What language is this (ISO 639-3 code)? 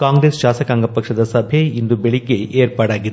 kan